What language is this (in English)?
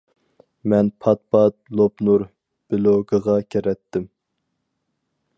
Uyghur